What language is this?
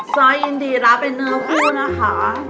Thai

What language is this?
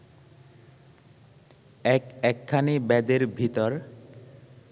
Bangla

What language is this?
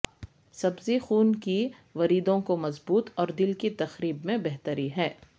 Urdu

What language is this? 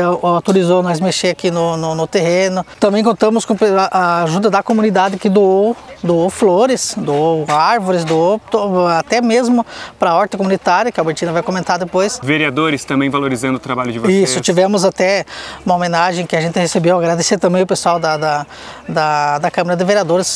Portuguese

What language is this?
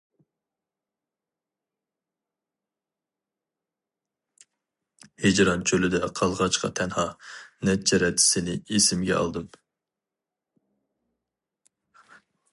Uyghur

